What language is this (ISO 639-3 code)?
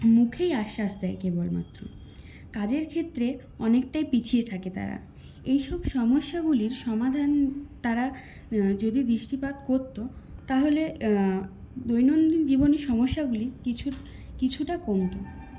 ben